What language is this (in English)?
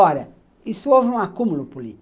Portuguese